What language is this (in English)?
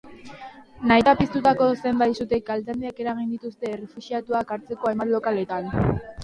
Basque